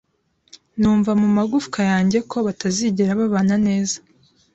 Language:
Kinyarwanda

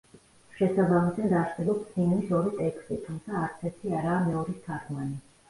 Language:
Georgian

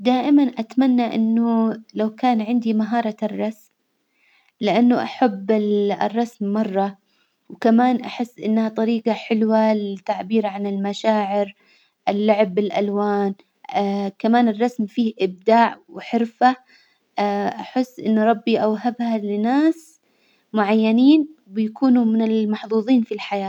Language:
Hijazi Arabic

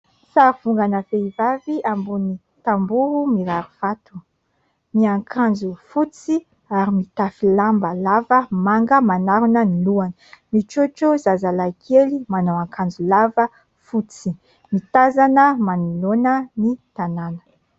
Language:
Malagasy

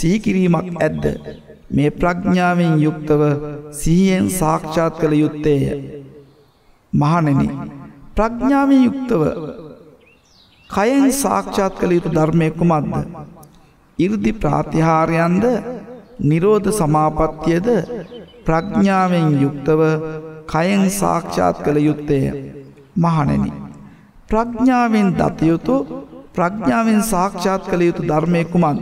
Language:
Hindi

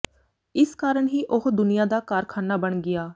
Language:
Punjabi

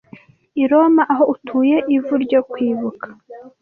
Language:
Kinyarwanda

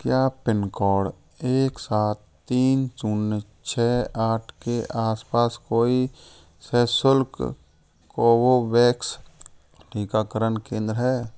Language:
Hindi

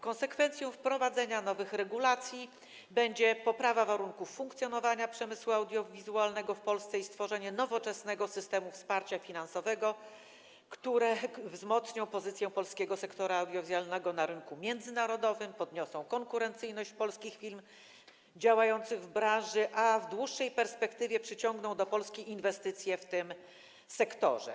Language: Polish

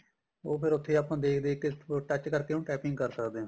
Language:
Punjabi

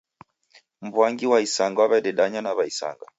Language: Taita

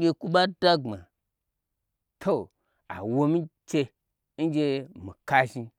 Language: Gbagyi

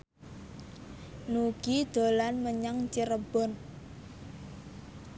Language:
Javanese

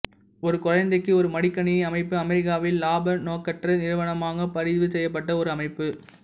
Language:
Tamil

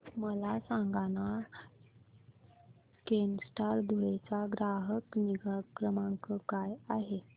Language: Marathi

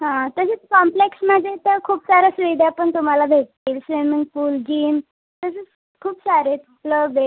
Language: Marathi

